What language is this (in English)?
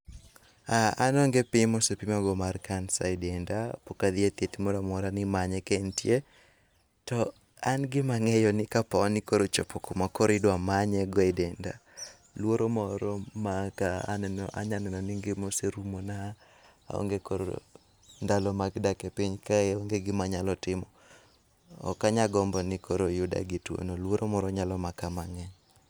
Luo (Kenya and Tanzania)